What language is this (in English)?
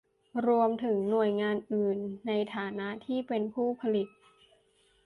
Thai